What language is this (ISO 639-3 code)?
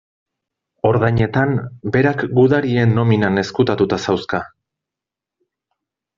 eus